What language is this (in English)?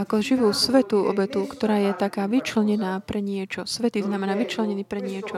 Slovak